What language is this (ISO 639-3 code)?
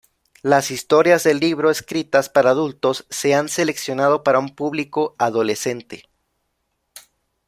spa